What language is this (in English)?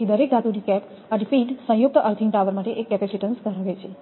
Gujarati